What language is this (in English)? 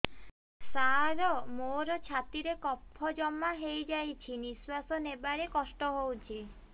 Odia